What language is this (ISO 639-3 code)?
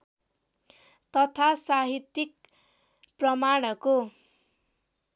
nep